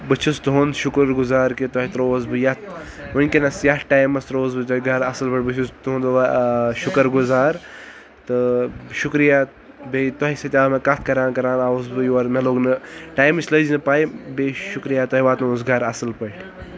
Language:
Kashmiri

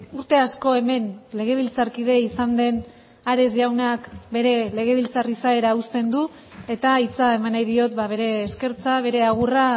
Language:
Basque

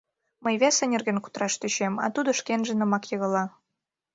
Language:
Mari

